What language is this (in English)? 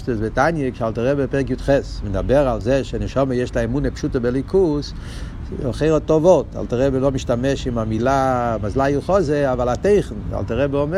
Hebrew